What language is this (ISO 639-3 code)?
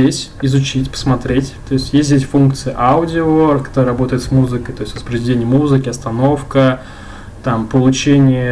rus